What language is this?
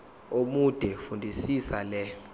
Zulu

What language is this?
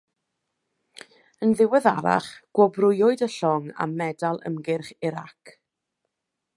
Welsh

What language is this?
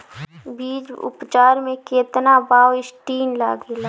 Bhojpuri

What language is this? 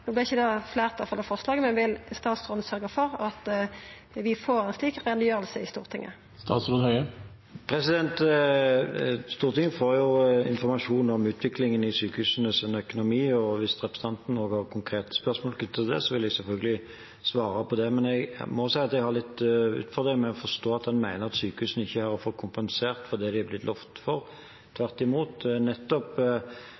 Norwegian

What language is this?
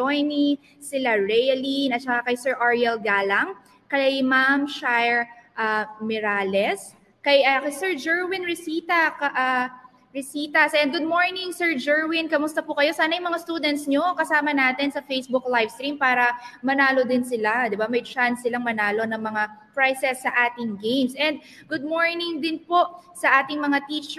Filipino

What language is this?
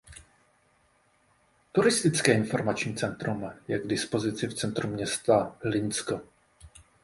Czech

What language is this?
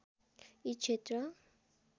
Nepali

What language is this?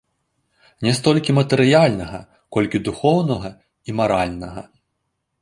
Belarusian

